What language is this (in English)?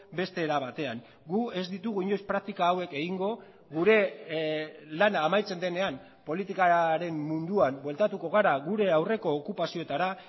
Basque